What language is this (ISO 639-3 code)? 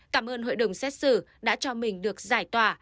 vie